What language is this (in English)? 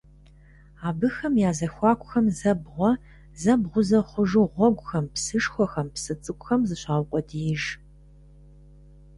Kabardian